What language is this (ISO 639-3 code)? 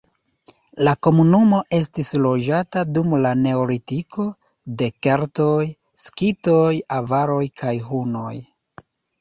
epo